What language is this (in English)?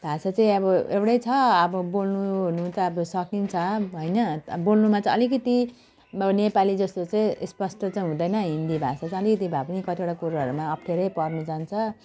Nepali